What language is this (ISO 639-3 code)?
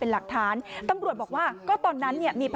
tha